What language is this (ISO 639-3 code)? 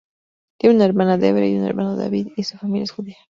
spa